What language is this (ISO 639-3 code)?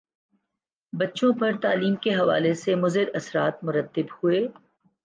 urd